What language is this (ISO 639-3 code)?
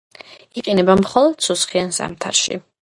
kat